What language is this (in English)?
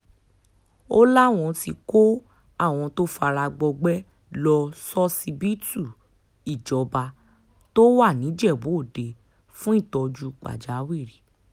Yoruba